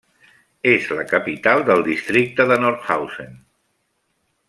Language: Catalan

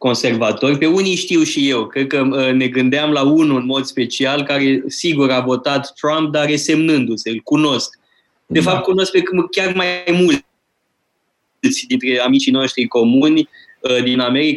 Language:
Romanian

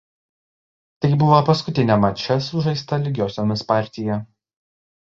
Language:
Lithuanian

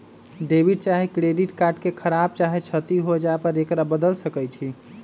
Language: Magahi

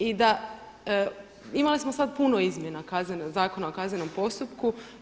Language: Croatian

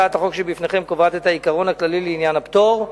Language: Hebrew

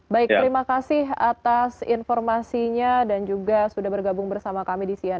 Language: Indonesian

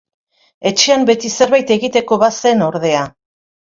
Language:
Basque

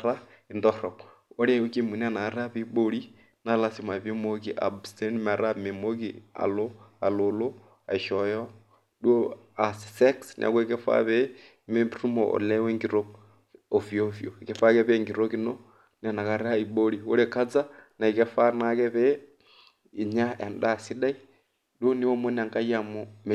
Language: Masai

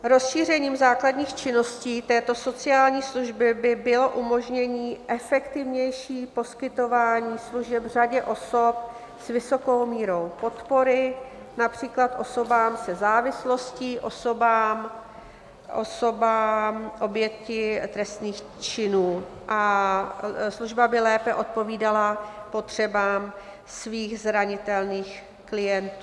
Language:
Czech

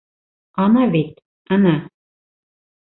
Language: Bashkir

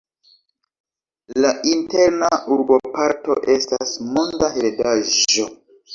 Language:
Esperanto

